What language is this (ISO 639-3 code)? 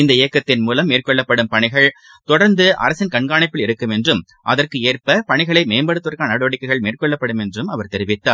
tam